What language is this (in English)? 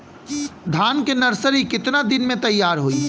Bhojpuri